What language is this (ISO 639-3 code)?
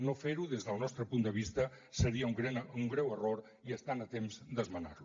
cat